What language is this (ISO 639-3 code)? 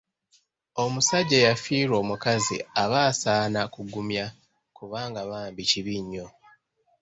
lug